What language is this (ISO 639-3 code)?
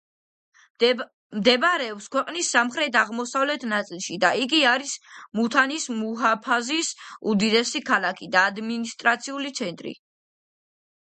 kat